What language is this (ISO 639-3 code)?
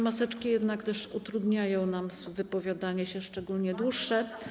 pol